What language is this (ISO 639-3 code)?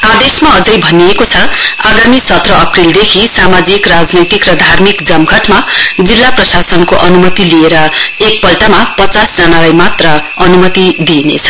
nep